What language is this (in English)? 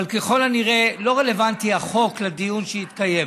Hebrew